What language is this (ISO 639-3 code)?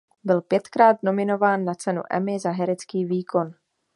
ces